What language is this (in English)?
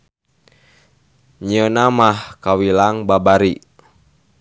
Sundanese